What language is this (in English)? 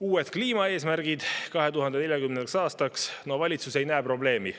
Estonian